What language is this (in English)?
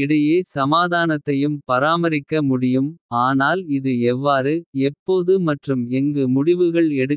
Kota (India)